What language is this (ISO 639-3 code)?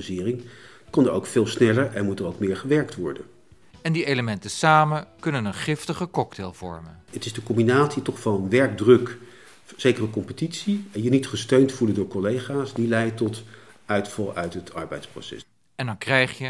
nld